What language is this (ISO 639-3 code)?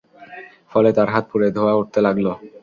ben